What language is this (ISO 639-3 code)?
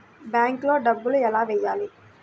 tel